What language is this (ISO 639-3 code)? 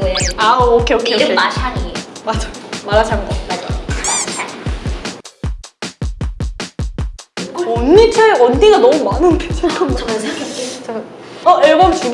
kor